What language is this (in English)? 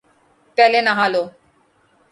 Urdu